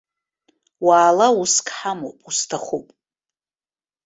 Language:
Abkhazian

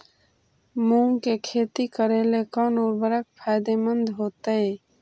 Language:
Magahi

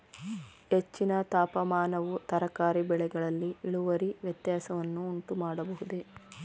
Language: Kannada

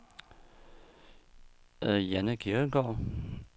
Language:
Danish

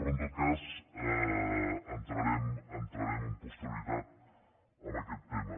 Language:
Catalan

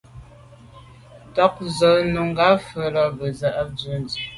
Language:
Medumba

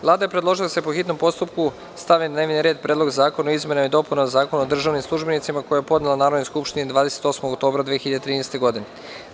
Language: Serbian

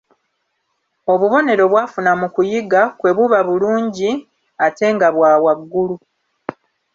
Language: Ganda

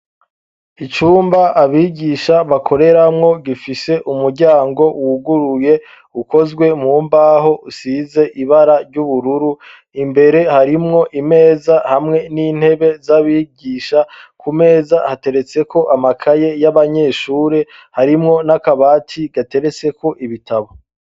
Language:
Rundi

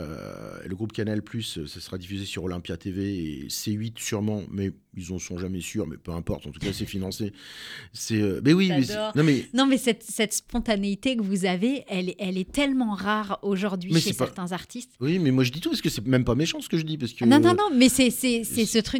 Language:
French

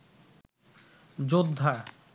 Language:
Bangla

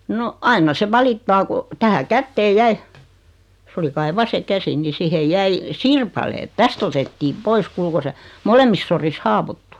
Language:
Finnish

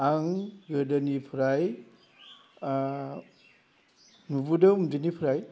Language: Bodo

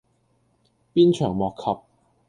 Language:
Cantonese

